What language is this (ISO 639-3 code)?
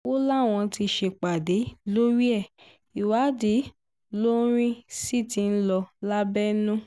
yor